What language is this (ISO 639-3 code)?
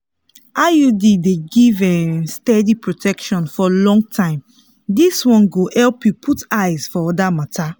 pcm